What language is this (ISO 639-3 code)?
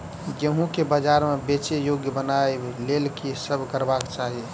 mai